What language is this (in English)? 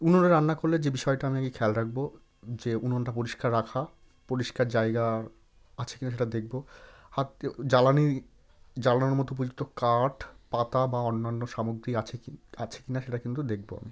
Bangla